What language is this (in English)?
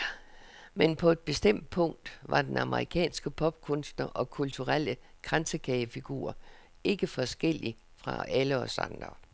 Danish